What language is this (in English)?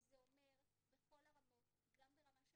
Hebrew